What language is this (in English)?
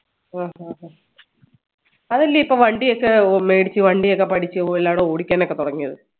Malayalam